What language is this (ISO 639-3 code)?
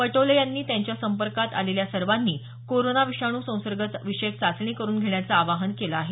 mar